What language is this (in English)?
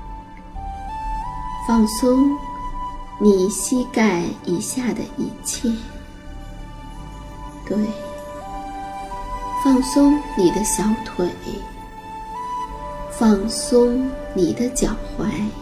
Chinese